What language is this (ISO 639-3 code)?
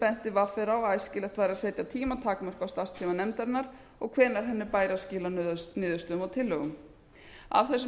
isl